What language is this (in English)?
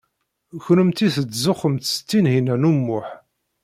Kabyle